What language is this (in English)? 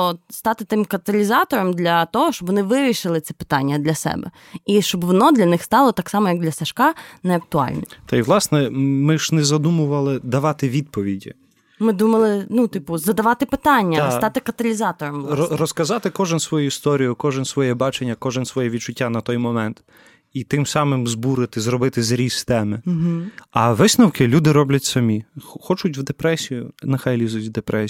Ukrainian